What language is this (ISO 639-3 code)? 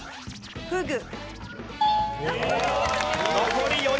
jpn